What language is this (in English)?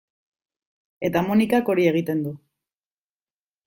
Basque